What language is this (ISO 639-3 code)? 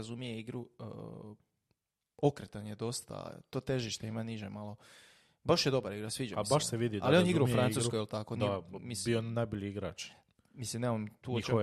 hrv